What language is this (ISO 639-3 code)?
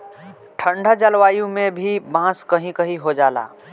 bho